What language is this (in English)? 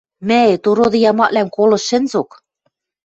Western Mari